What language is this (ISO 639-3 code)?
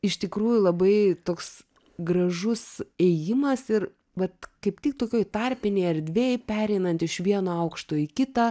lit